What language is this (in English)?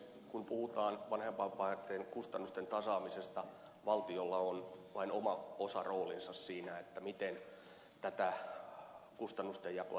Finnish